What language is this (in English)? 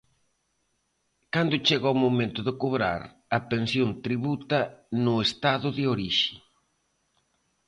Galician